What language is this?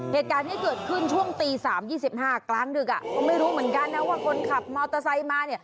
Thai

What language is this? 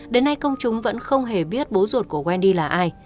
Vietnamese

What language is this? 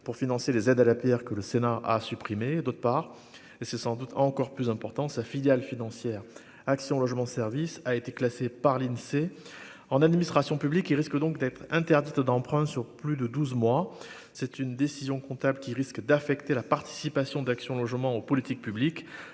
French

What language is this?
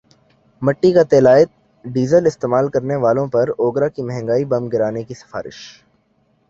Urdu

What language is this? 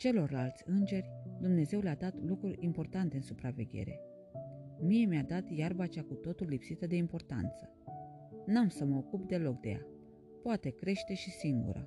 Romanian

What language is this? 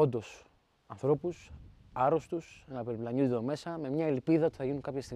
Greek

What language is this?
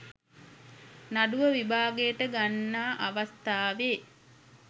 Sinhala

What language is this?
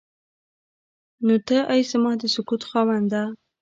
Pashto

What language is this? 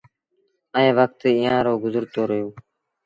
Sindhi Bhil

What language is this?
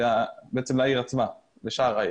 Hebrew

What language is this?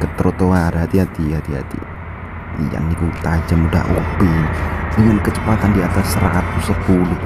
Indonesian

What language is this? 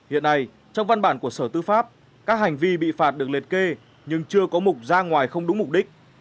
Vietnamese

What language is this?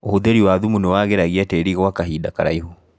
Kikuyu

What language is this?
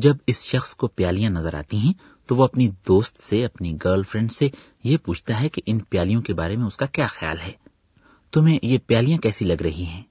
Urdu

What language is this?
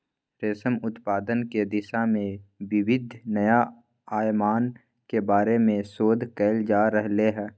Magahi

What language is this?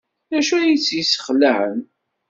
Kabyle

